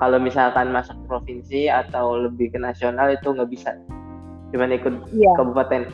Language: Indonesian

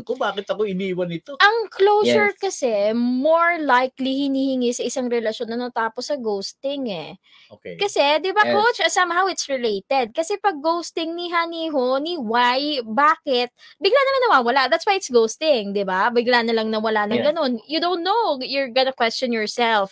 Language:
Filipino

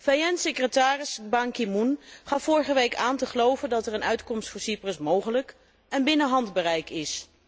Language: Dutch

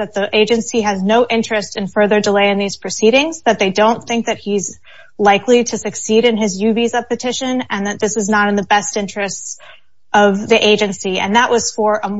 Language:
English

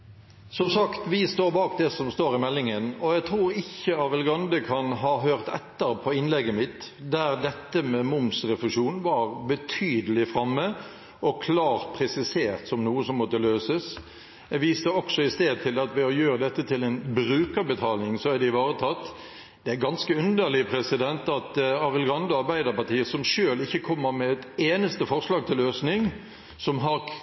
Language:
Norwegian Bokmål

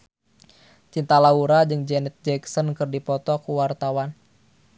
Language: Sundanese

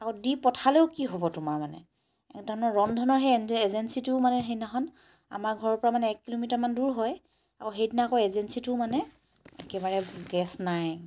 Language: Assamese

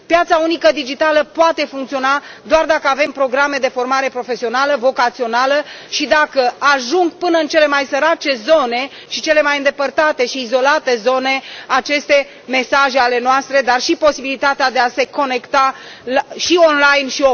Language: Romanian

